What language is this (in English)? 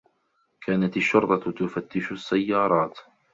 Arabic